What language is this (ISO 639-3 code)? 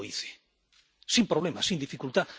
spa